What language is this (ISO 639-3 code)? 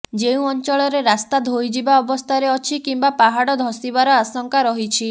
ori